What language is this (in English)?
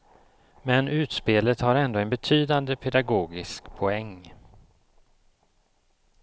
Swedish